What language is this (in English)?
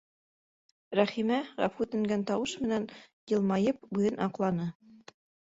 Bashkir